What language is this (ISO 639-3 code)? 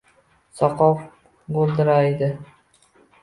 uzb